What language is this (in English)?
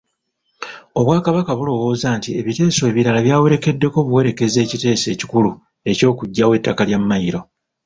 Ganda